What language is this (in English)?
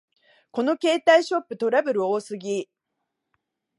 Japanese